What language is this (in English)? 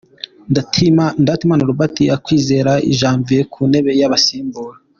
Kinyarwanda